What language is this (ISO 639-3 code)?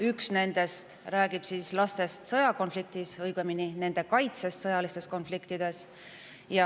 est